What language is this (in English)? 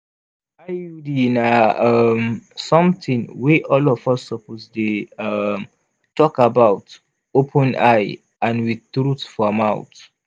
Nigerian Pidgin